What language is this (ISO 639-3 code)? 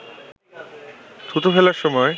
ben